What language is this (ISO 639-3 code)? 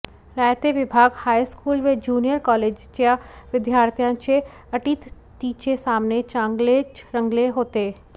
mar